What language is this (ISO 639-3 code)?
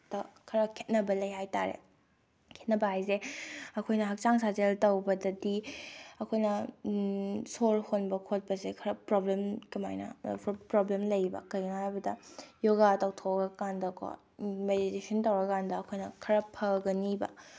mni